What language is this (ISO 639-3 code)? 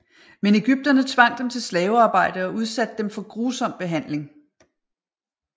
dan